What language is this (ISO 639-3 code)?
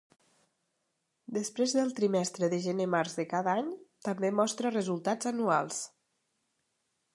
cat